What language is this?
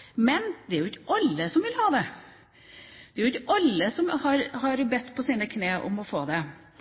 Norwegian Bokmål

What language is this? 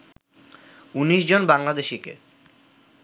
Bangla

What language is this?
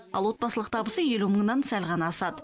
Kazakh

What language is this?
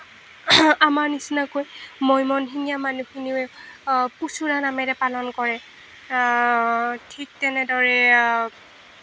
Assamese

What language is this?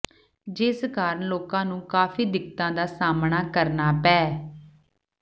Punjabi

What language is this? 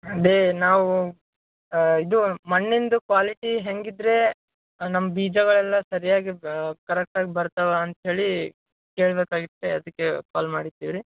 Kannada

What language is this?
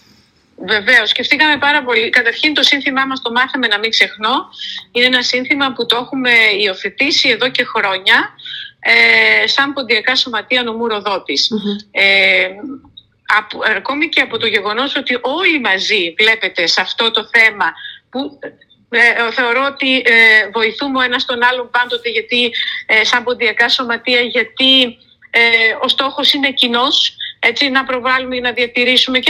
Greek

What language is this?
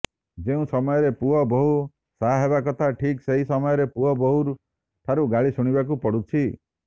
Odia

